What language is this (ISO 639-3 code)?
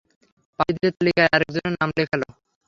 ben